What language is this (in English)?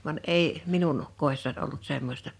Finnish